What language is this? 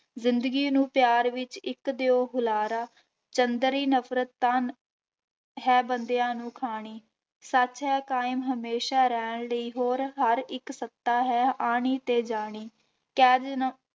Punjabi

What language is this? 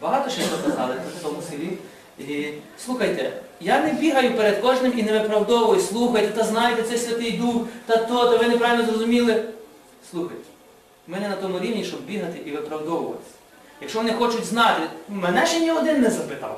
Ukrainian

